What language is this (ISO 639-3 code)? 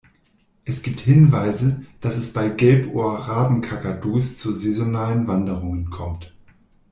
deu